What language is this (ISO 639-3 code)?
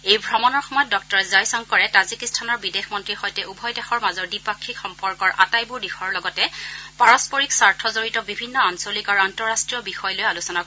asm